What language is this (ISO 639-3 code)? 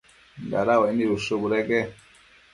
mcf